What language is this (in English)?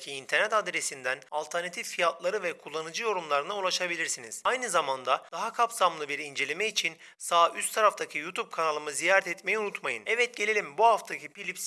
Turkish